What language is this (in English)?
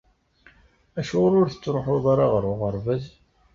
Kabyle